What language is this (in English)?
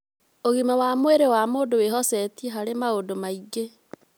Kikuyu